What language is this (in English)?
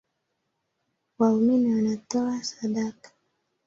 Swahili